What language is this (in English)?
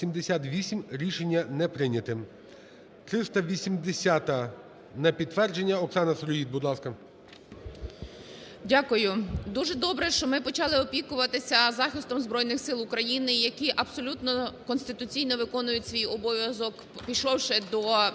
Ukrainian